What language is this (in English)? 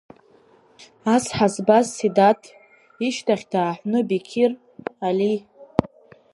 Abkhazian